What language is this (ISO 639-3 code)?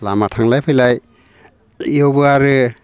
brx